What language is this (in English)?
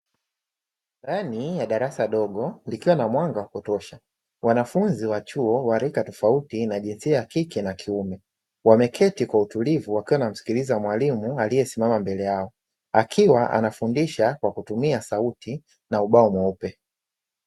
Swahili